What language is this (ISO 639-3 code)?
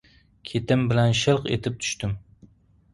uzb